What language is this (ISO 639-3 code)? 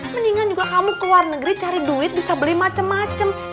ind